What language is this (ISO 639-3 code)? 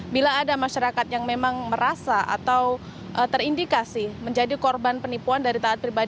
ind